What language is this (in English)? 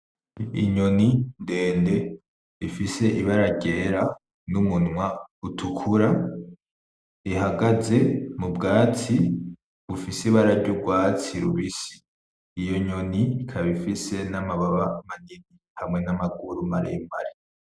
Rundi